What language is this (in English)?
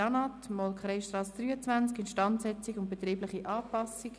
Swiss German